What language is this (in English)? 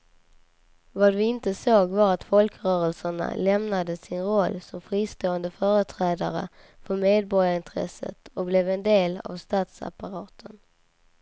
Swedish